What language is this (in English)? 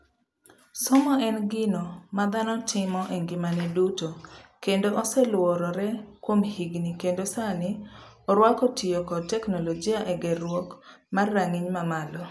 Luo (Kenya and Tanzania)